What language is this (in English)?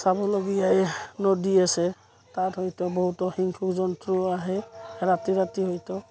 Assamese